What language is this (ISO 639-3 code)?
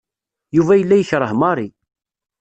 kab